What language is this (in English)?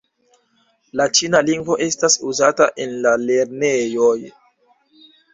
Esperanto